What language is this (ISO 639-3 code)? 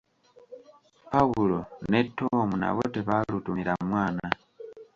lug